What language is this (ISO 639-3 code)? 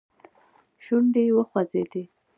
pus